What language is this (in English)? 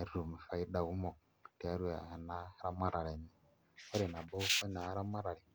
Masai